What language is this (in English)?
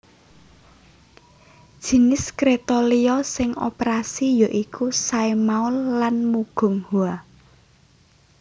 Javanese